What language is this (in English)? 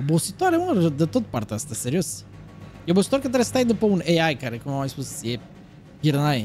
Romanian